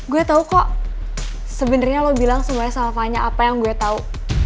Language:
Indonesian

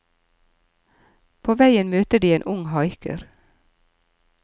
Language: Norwegian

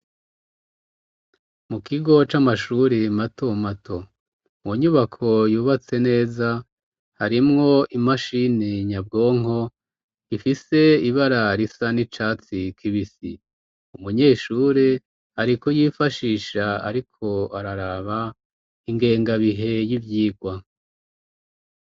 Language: Rundi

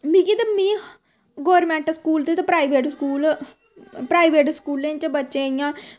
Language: Dogri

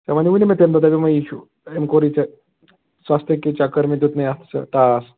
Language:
Kashmiri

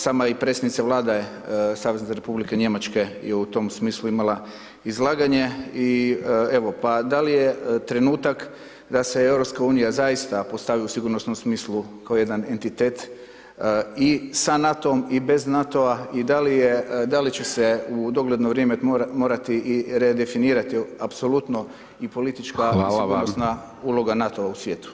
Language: Croatian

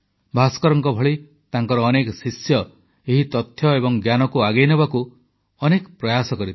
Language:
Odia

